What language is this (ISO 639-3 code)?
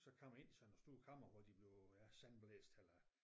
dan